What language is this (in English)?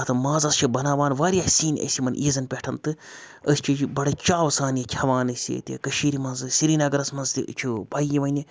Kashmiri